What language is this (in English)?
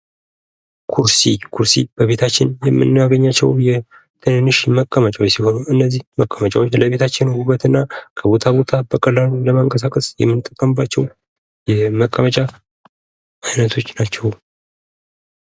Amharic